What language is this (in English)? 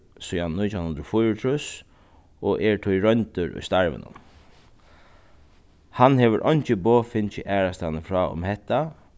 Faroese